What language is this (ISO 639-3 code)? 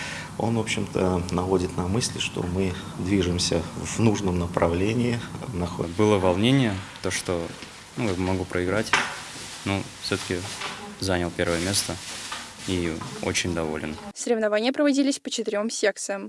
rus